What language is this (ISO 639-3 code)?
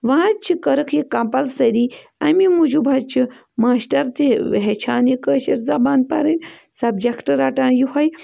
kas